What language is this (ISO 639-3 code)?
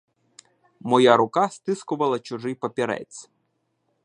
ukr